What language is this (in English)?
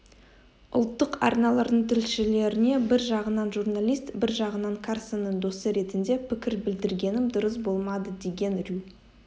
Kazakh